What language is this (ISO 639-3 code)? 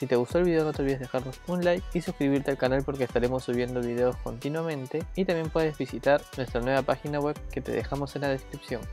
spa